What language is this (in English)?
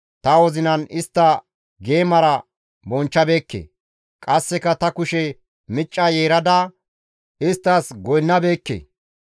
Gamo